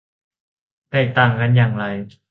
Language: Thai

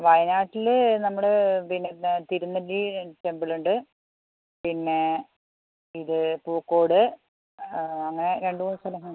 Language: Malayalam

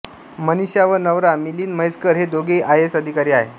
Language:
Marathi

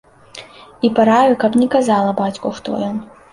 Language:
Belarusian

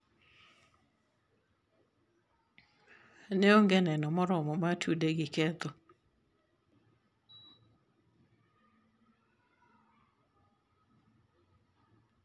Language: Luo (Kenya and Tanzania)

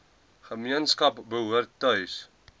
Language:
Afrikaans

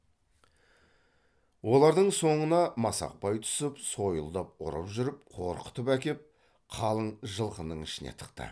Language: Kazakh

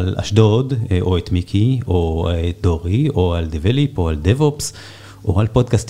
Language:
Hebrew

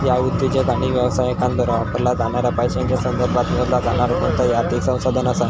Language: Marathi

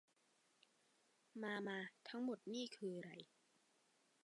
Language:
Thai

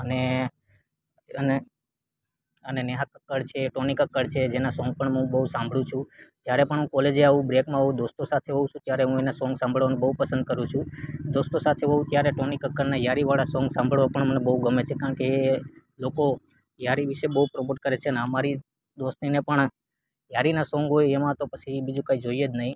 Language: Gujarati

